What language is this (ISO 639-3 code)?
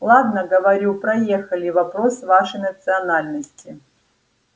rus